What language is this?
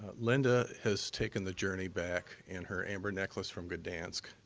English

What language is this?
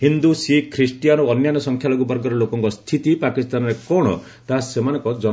Odia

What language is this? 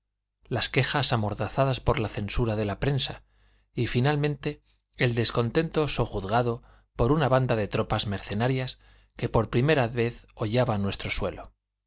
Spanish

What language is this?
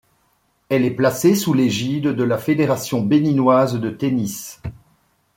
French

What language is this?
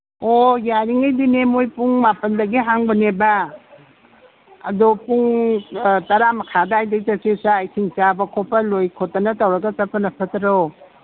Manipuri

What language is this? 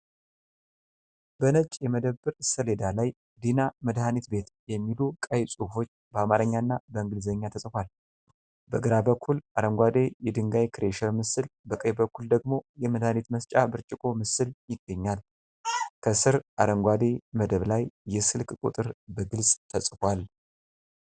Amharic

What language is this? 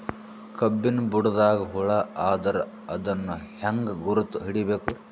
Kannada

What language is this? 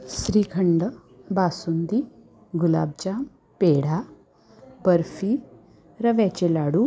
Marathi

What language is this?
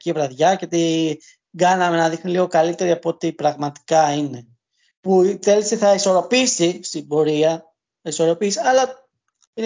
Greek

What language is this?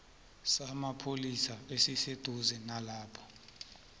South Ndebele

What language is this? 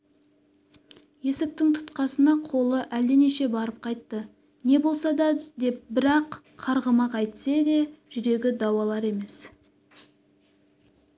Kazakh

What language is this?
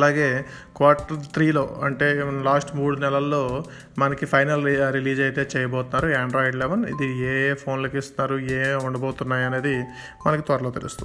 Telugu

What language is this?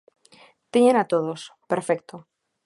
Galician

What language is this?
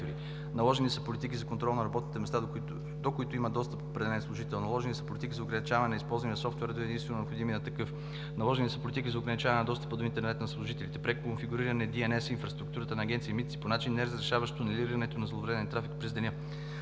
Bulgarian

